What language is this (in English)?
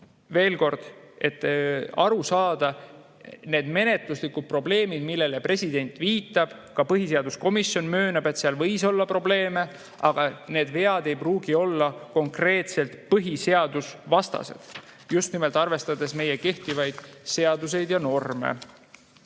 Estonian